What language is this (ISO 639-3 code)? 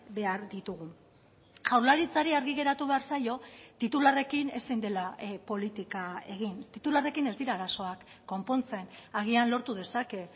eus